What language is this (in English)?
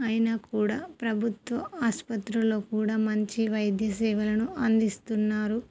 Telugu